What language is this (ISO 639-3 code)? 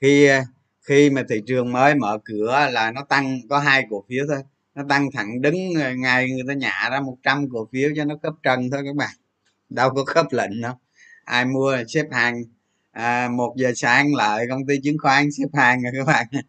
vie